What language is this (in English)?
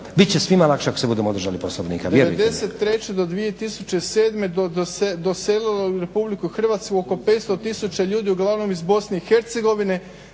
Croatian